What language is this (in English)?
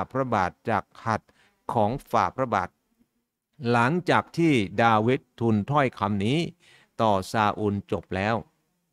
Thai